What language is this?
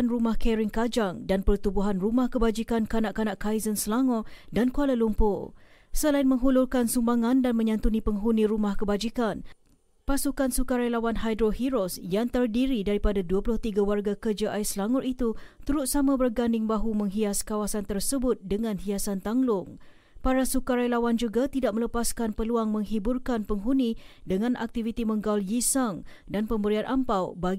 Malay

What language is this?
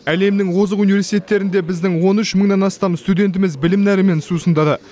Kazakh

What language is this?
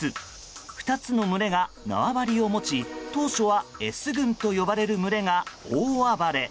Japanese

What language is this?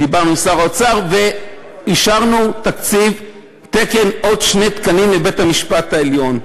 Hebrew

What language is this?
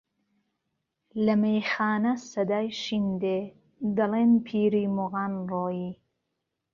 Central Kurdish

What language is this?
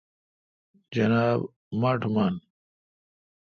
Kalkoti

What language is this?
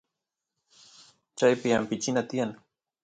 Santiago del Estero Quichua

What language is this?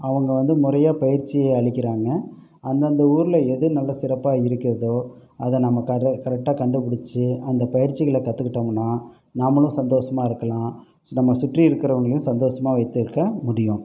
Tamil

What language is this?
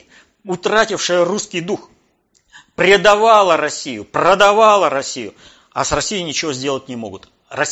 Russian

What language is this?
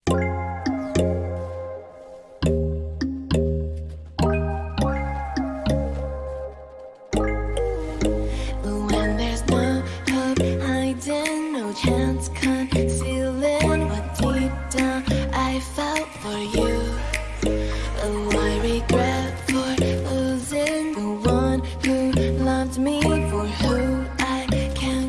English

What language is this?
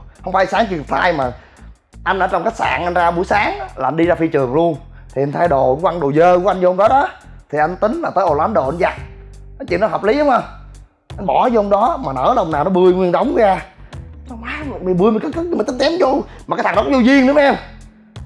Vietnamese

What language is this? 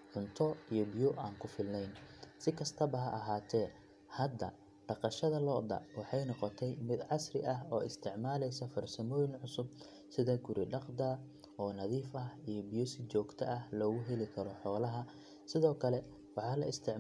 Somali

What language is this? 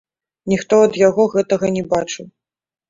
Belarusian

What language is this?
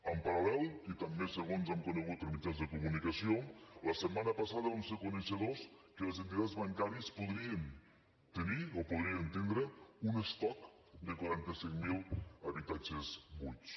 Catalan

